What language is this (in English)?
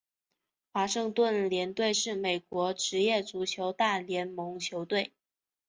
Chinese